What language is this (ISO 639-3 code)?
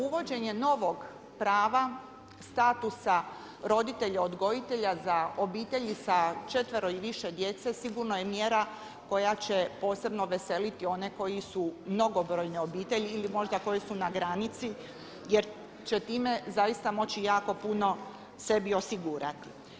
hrv